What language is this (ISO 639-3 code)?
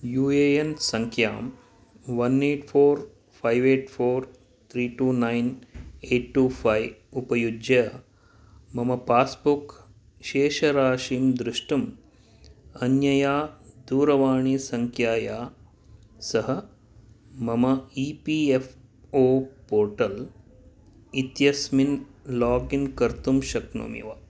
san